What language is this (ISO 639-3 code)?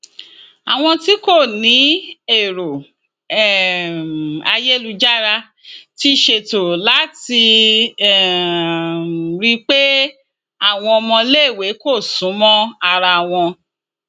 yor